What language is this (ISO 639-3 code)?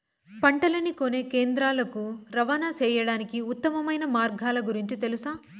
tel